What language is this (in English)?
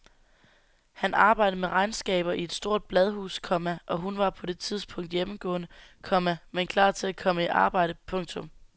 Danish